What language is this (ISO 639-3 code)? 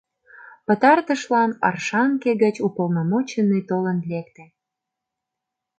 chm